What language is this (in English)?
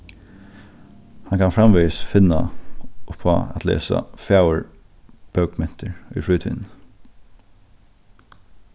Faroese